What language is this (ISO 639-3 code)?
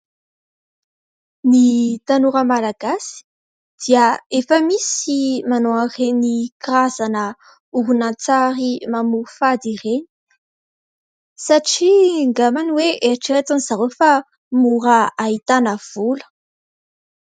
mlg